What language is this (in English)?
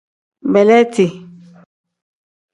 Tem